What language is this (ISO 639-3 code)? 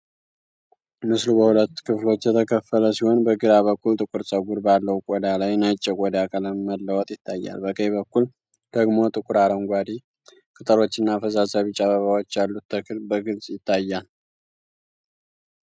amh